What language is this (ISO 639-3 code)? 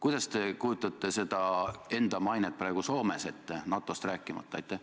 est